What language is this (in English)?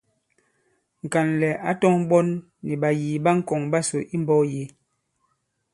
Bankon